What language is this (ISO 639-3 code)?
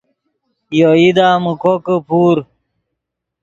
ydg